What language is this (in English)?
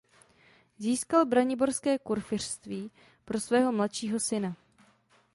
Czech